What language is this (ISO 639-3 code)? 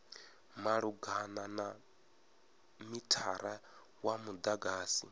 ven